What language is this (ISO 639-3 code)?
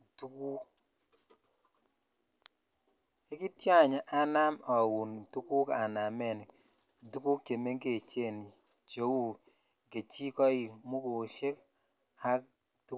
kln